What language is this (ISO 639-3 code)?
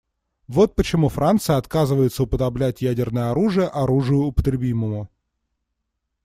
rus